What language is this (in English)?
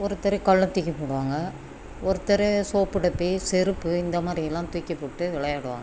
Tamil